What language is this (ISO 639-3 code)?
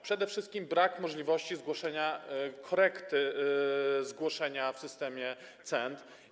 pol